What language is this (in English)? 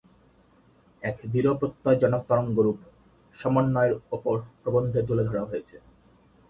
Bangla